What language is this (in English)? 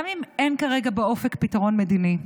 Hebrew